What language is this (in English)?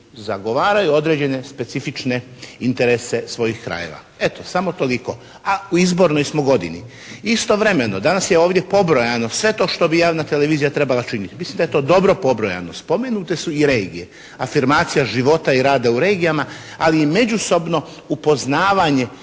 Croatian